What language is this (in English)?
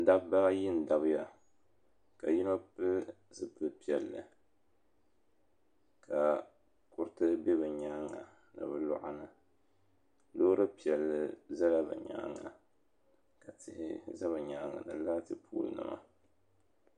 Dagbani